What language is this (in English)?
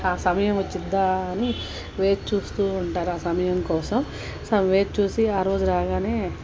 Telugu